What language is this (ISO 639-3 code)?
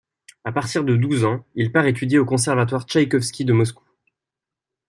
fra